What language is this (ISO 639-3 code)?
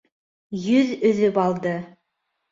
bak